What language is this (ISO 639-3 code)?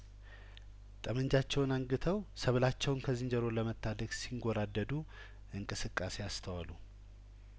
amh